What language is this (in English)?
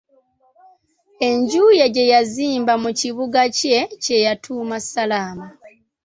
Ganda